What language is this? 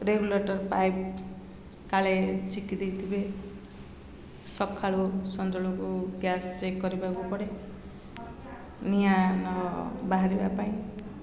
Odia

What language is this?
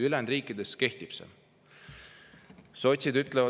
Estonian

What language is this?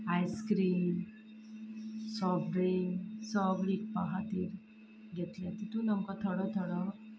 Konkani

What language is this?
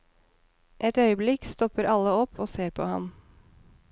Norwegian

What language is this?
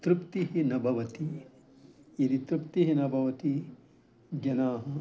Sanskrit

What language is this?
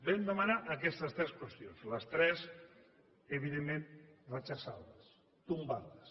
Catalan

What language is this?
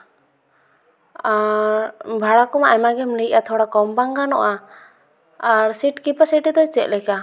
Santali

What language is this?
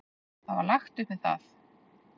Icelandic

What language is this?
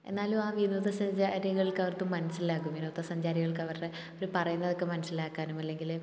Malayalam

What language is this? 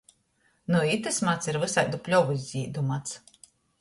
Latgalian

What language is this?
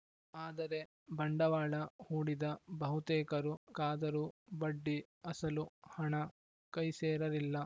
Kannada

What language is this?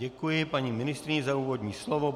Czech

